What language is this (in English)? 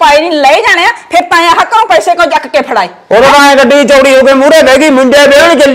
Punjabi